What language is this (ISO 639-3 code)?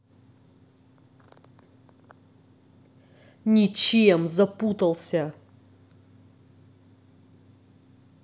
rus